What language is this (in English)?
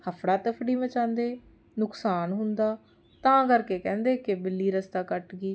Punjabi